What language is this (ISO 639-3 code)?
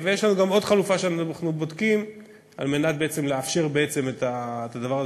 heb